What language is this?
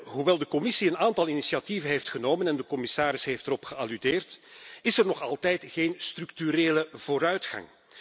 Dutch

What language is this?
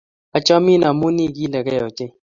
Kalenjin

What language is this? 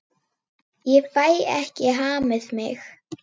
Icelandic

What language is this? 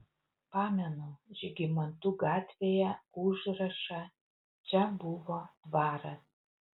Lithuanian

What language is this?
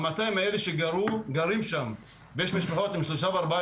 Hebrew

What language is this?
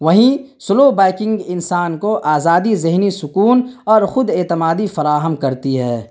Urdu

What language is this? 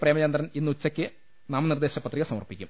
Malayalam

